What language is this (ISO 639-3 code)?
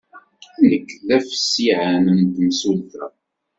kab